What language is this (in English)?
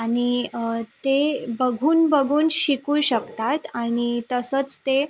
Marathi